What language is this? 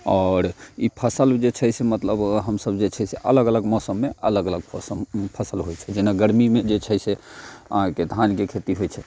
Maithili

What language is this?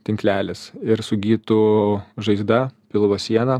Lithuanian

